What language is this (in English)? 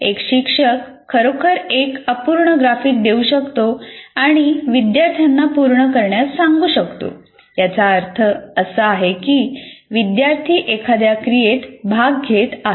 Marathi